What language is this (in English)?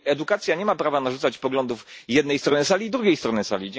Polish